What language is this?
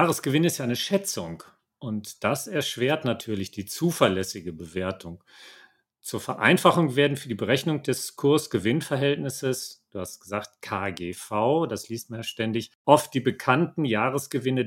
German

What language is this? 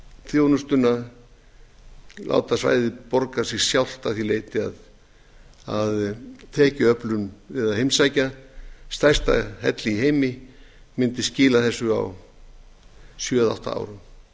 Icelandic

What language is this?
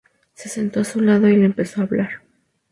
Spanish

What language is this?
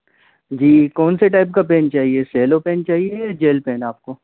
Hindi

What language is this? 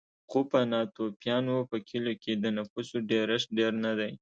Pashto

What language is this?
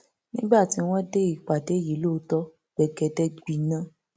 Yoruba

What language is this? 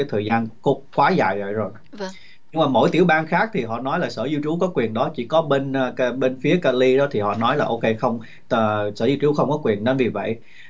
Vietnamese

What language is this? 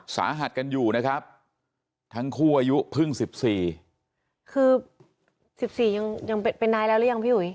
Thai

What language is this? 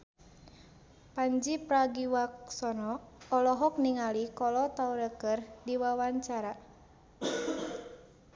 Sundanese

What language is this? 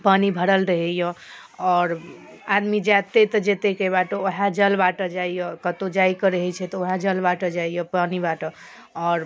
Maithili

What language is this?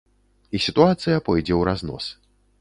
Belarusian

